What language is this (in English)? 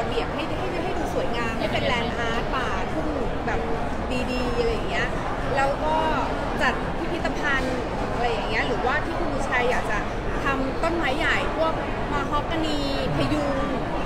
Thai